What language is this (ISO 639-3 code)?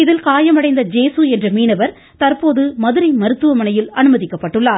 tam